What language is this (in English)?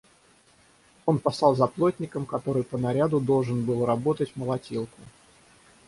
Russian